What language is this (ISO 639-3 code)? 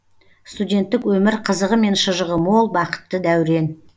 kaz